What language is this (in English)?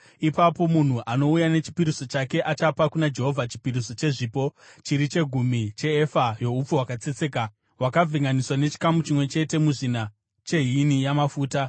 Shona